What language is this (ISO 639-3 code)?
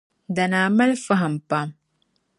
dag